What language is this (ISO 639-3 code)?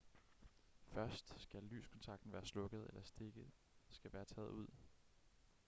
dan